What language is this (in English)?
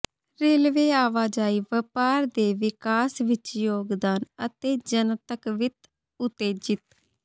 Punjabi